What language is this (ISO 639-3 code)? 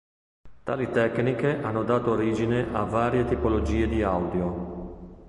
ita